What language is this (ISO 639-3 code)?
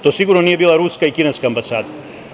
srp